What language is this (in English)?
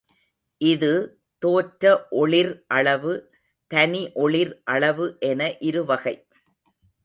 Tamil